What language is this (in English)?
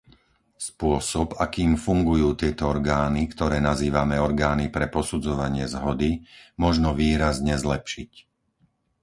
Slovak